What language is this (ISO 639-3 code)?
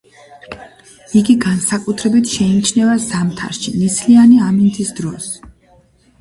kat